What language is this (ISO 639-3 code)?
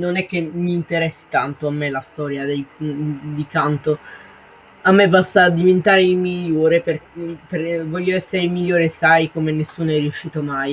ita